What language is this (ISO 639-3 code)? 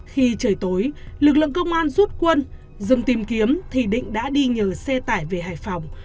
vie